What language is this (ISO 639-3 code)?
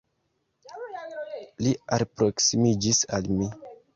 epo